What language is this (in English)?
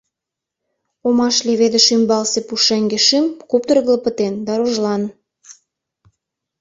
Mari